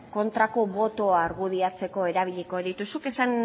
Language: Basque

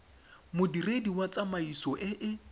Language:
Tswana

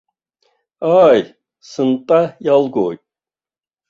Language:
Abkhazian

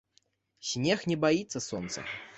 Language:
Belarusian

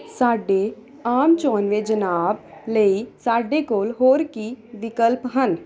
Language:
Punjabi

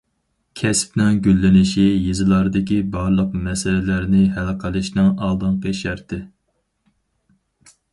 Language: Uyghur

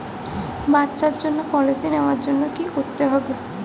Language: Bangla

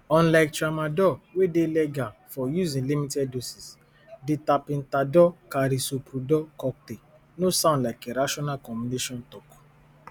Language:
Nigerian Pidgin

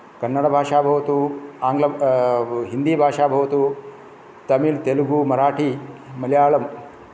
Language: Sanskrit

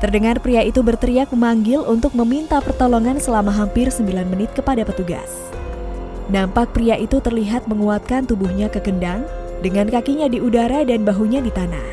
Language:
Indonesian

